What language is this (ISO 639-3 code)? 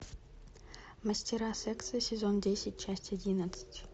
rus